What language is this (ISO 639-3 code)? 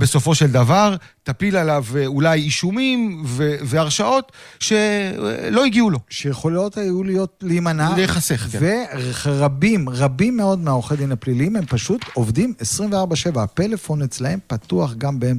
heb